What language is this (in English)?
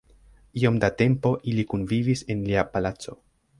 Esperanto